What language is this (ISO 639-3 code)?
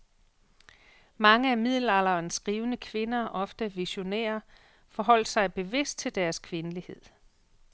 dan